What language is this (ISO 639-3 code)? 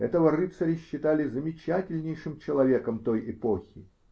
rus